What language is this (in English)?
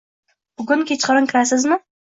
Uzbek